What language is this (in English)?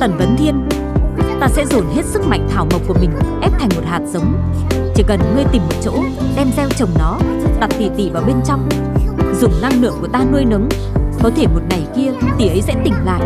Vietnamese